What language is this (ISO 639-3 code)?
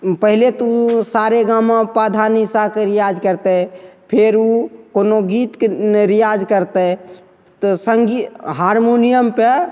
mai